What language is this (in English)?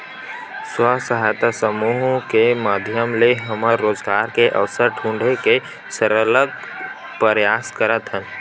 Chhattisgarhi